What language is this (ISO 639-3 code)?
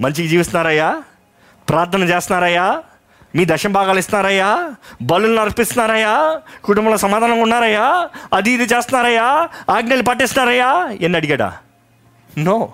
tel